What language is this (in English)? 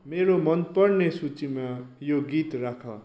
Nepali